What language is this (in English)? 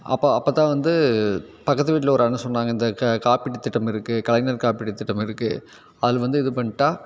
Tamil